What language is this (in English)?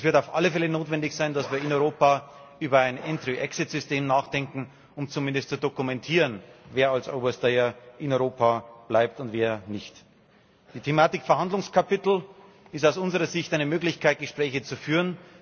German